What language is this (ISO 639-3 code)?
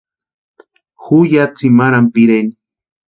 pua